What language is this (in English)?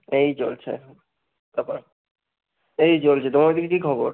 Bangla